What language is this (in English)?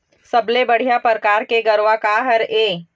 Chhattisgarhi